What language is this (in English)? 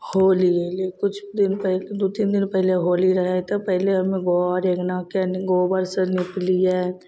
Maithili